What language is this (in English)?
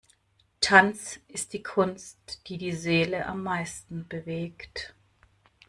German